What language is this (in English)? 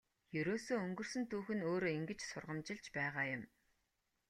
Mongolian